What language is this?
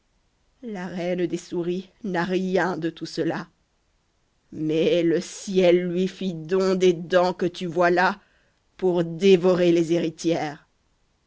French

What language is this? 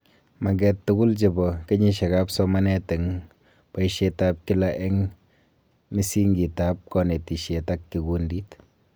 Kalenjin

